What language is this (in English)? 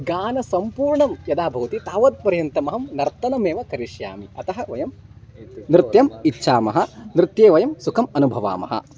Sanskrit